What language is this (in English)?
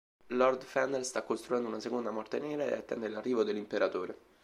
Italian